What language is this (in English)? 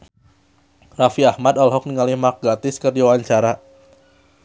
Sundanese